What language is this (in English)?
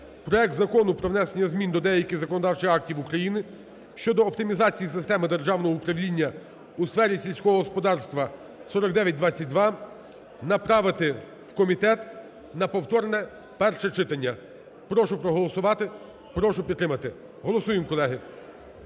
Ukrainian